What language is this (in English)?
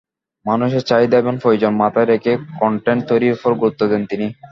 Bangla